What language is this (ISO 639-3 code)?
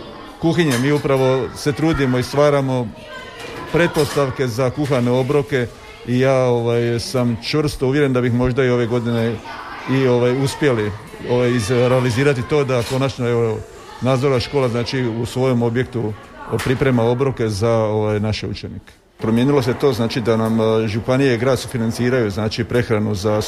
hrv